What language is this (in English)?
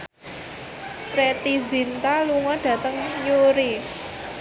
Javanese